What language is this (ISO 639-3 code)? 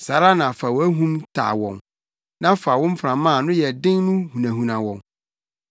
aka